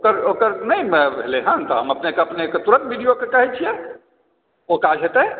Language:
Maithili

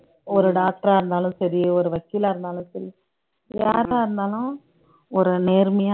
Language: Tamil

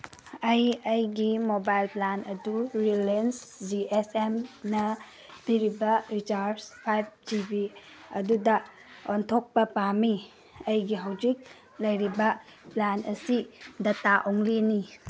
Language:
Manipuri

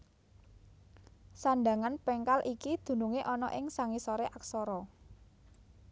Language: Javanese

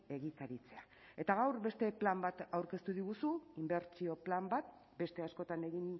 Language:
Basque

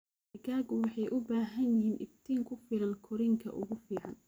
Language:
Somali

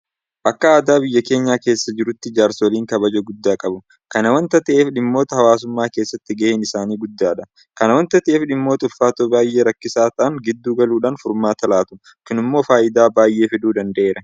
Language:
Oromo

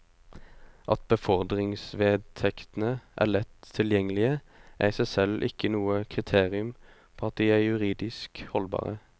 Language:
Norwegian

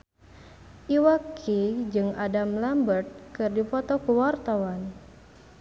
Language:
Sundanese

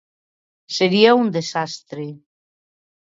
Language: Galician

